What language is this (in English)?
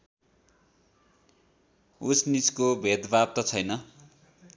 Nepali